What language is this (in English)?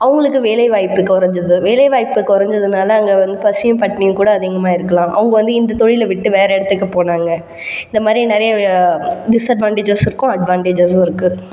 Tamil